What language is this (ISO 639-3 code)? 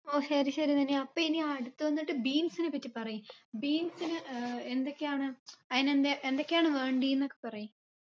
mal